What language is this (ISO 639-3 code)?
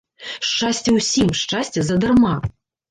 bel